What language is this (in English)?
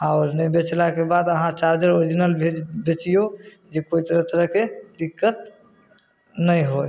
Maithili